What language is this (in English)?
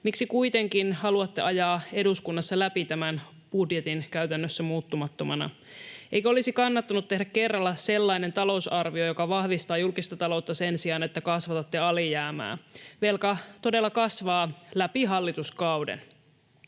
Finnish